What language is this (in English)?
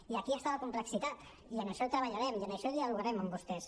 Catalan